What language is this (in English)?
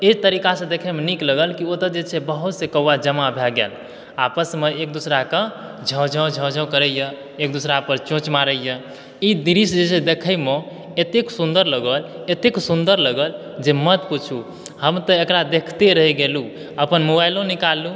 Maithili